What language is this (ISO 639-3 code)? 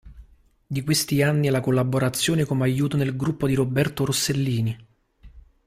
ita